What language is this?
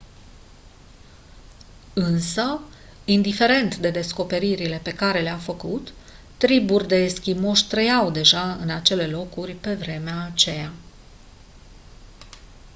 Romanian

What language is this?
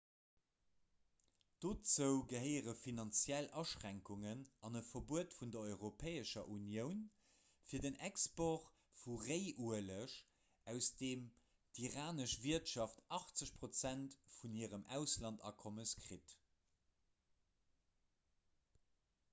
Luxembourgish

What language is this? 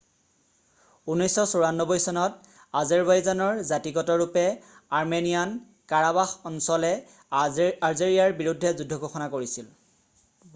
Assamese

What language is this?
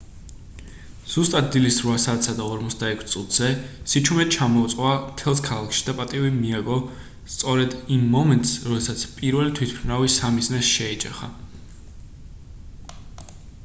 Georgian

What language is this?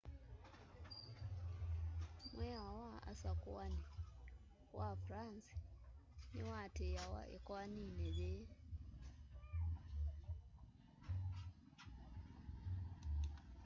Kamba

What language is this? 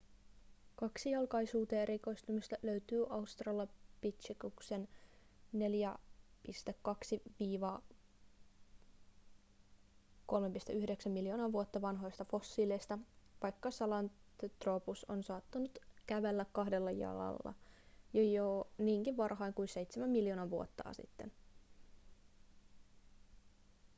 Finnish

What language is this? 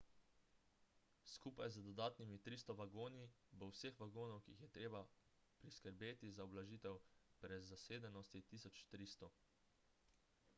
Slovenian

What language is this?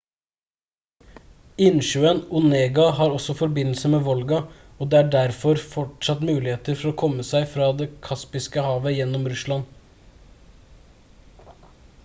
Norwegian Bokmål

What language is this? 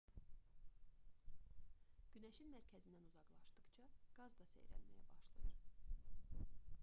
Azerbaijani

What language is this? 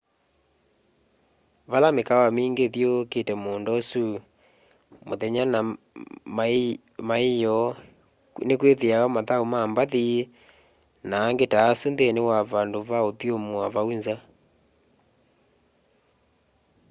Kamba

